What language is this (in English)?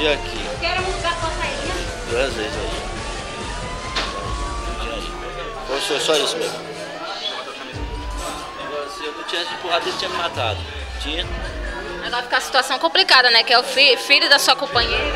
Portuguese